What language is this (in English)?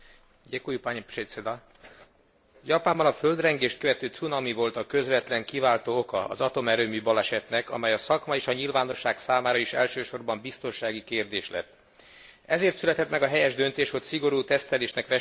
Hungarian